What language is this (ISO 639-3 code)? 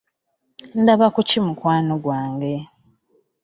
lug